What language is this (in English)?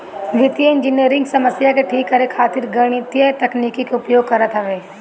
Bhojpuri